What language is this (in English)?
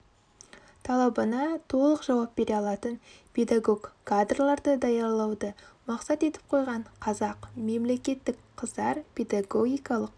Kazakh